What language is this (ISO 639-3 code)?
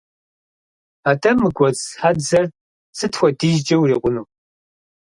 kbd